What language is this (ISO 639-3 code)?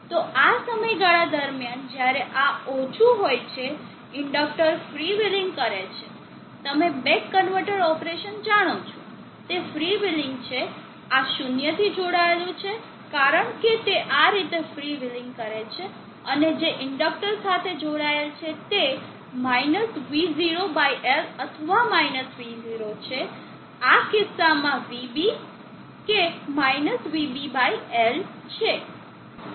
guj